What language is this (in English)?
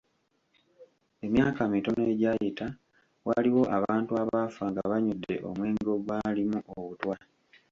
Ganda